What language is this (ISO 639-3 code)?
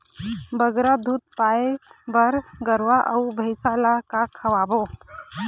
hne